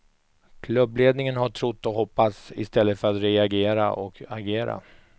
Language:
Swedish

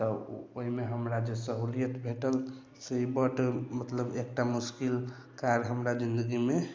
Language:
Maithili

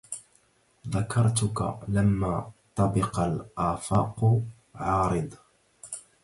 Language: Arabic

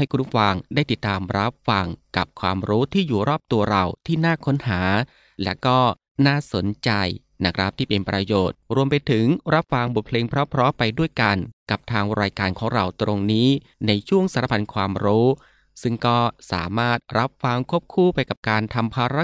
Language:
Thai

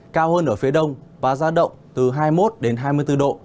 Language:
Vietnamese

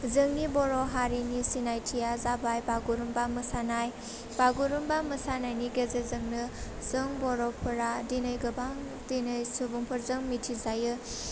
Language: Bodo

